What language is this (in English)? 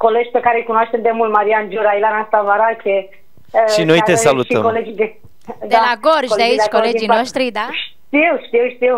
Romanian